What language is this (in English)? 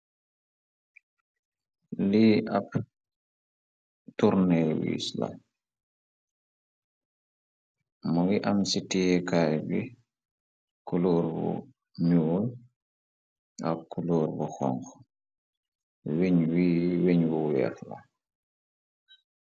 Wolof